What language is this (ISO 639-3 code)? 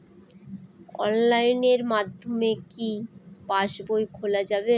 ben